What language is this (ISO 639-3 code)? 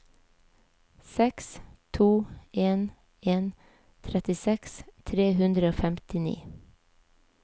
nor